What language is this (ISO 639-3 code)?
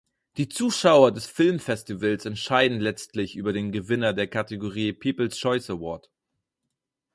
deu